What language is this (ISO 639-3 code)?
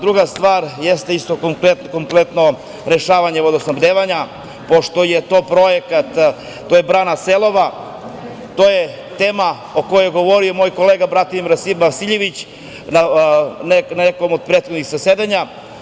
srp